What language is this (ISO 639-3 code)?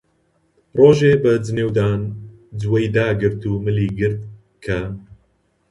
ckb